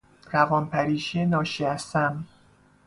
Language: Persian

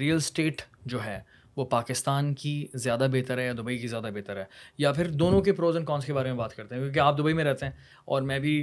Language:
Urdu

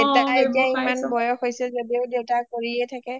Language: Assamese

